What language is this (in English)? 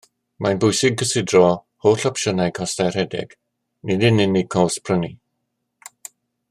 Welsh